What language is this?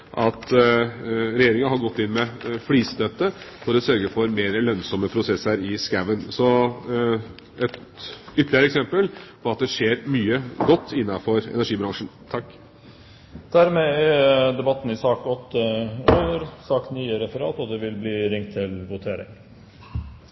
Norwegian Bokmål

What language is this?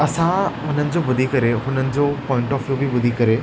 Sindhi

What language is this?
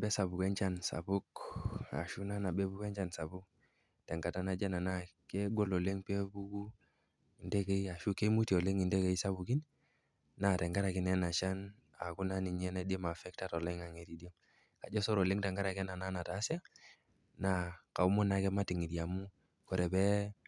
Masai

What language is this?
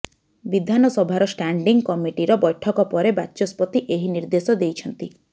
Odia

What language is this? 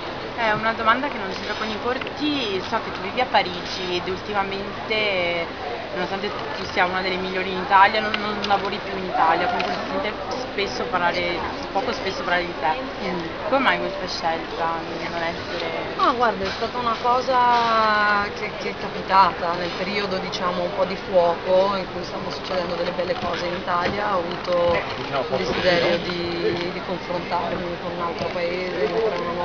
Italian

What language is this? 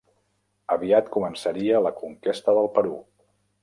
Catalan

